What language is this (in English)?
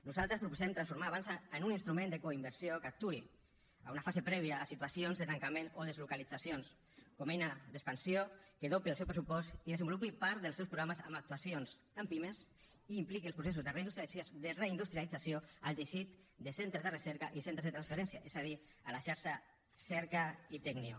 Catalan